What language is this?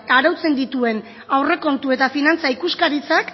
Basque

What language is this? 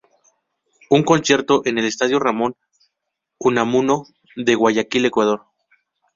Spanish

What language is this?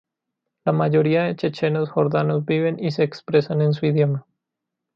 Spanish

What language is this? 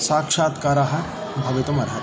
Sanskrit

